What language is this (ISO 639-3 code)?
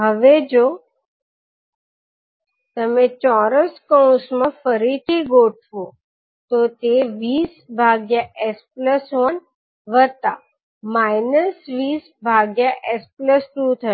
guj